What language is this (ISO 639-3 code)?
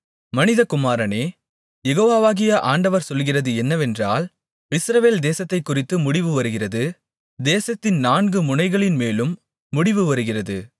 tam